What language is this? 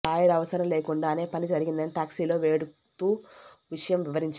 Telugu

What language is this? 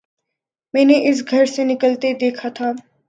Urdu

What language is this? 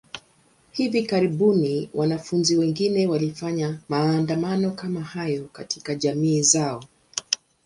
Swahili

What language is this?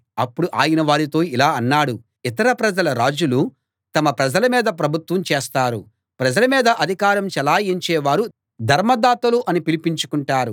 Telugu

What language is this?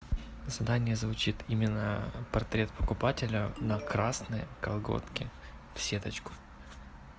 Russian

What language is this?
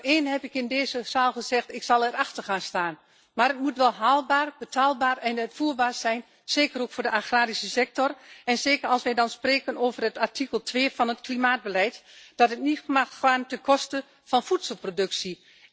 Dutch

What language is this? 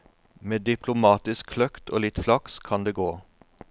Norwegian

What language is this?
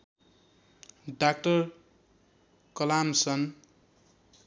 Nepali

